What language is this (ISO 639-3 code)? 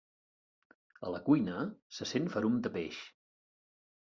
cat